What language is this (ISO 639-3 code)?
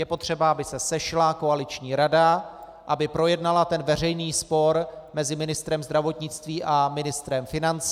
ces